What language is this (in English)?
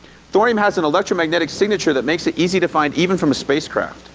English